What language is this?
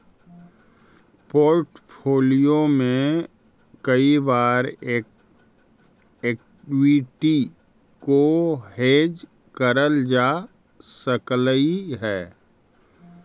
Magahi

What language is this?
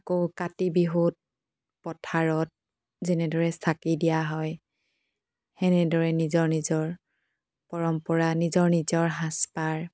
Assamese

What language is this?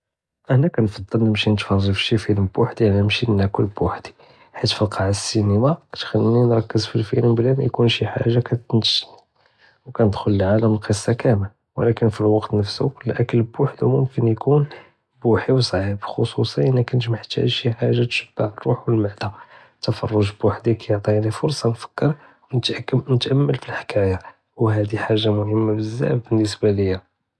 Judeo-Arabic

